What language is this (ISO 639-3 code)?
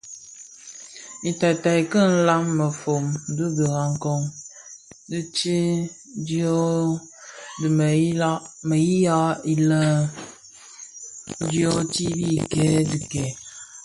ksf